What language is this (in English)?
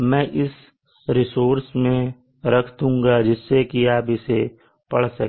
Hindi